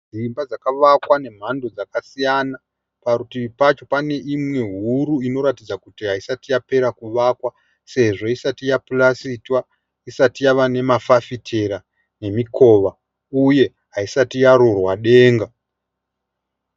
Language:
Shona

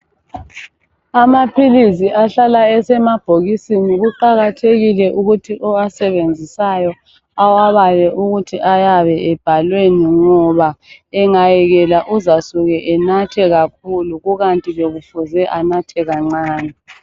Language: North Ndebele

